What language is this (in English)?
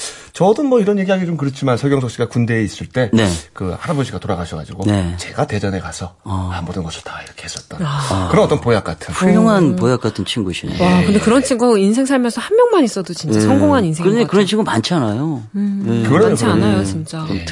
Korean